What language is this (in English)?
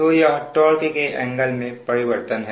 Hindi